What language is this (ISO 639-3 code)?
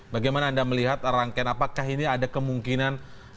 ind